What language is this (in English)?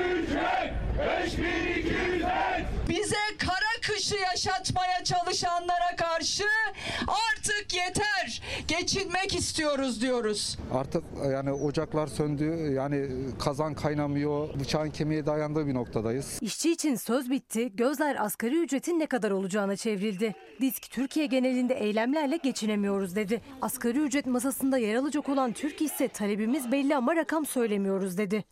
Turkish